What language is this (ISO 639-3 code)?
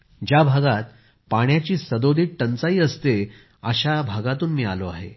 mar